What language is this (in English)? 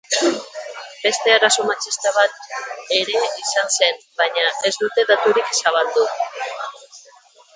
Basque